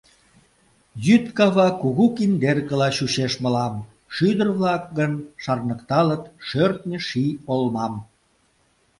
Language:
Mari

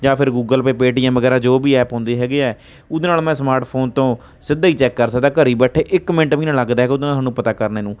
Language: Punjabi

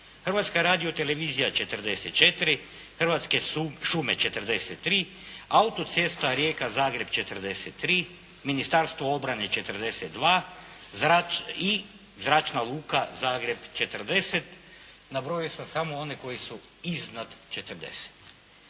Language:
Croatian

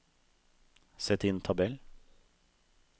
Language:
Norwegian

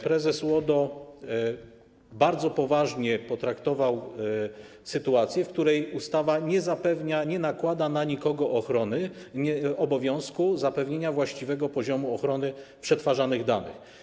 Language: Polish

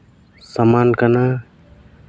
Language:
Santali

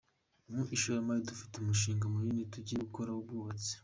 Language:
Kinyarwanda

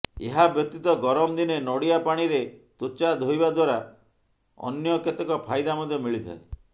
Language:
Odia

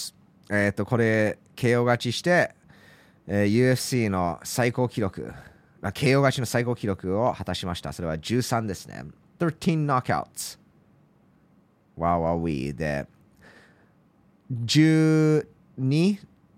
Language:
Japanese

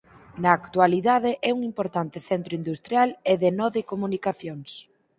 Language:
Galician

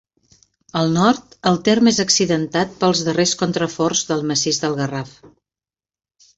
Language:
Catalan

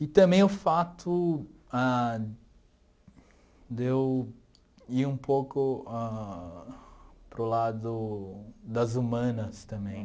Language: Portuguese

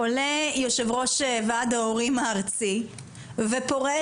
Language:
Hebrew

